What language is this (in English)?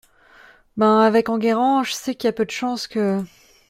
French